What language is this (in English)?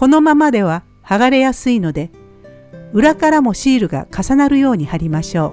Japanese